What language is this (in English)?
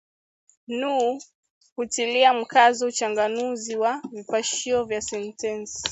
Swahili